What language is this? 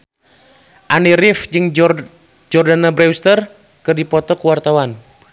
Sundanese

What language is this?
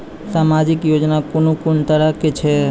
Maithili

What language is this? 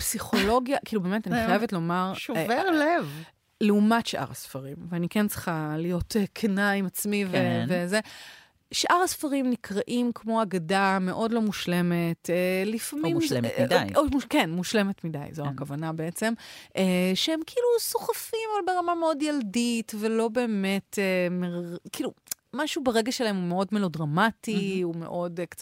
Hebrew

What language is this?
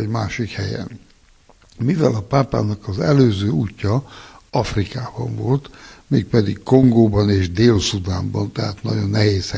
Hungarian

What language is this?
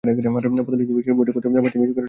Bangla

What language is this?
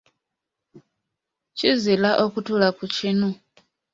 Ganda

